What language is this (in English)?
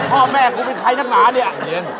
Thai